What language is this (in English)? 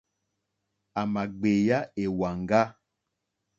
Mokpwe